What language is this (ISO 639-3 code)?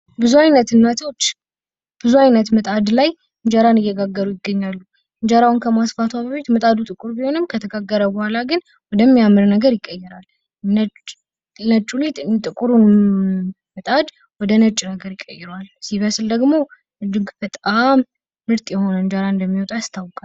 amh